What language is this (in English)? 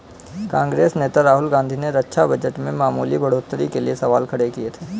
Hindi